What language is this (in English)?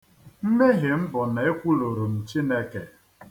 Igbo